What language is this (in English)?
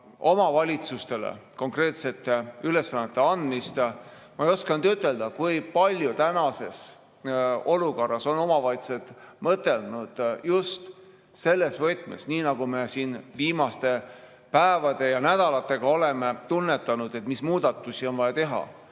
Estonian